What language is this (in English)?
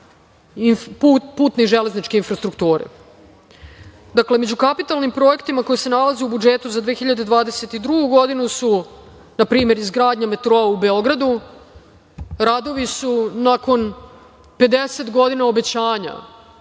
Serbian